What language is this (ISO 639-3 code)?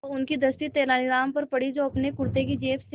hin